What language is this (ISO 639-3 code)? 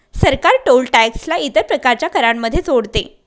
mar